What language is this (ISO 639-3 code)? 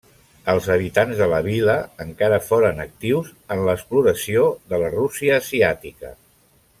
cat